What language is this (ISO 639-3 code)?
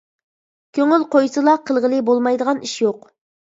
uig